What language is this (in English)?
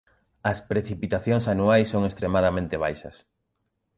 Galician